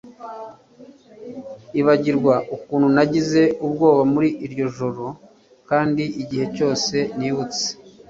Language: Kinyarwanda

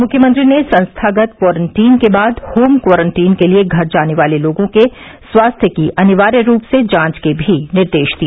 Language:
Hindi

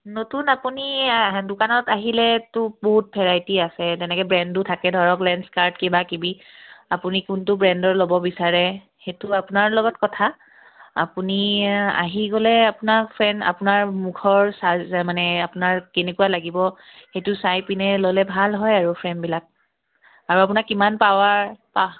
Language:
Assamese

